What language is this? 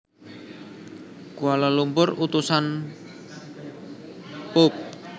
Javanese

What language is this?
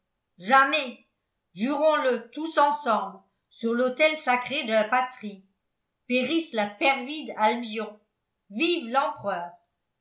French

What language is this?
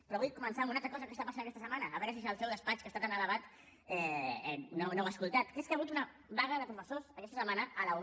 Catalan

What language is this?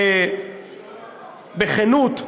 Hebrew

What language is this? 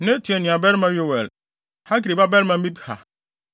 Akan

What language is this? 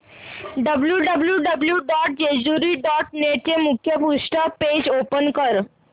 Marathi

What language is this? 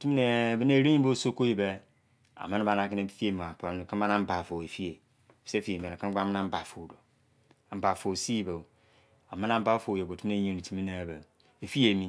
Izon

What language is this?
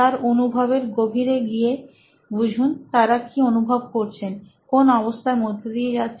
Bangla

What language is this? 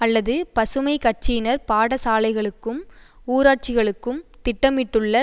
Tamil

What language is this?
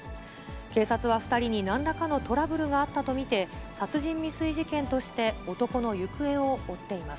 Japanese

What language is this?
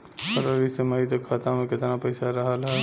Bhojpuri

